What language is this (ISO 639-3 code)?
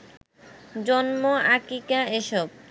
ben